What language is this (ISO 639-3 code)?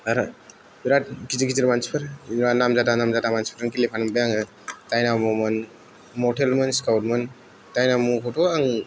brx